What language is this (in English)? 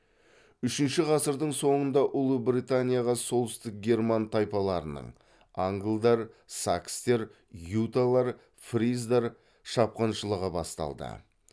Kazakh